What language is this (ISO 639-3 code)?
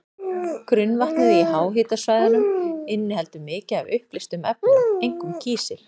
isl